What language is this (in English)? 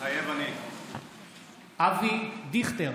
Hebrew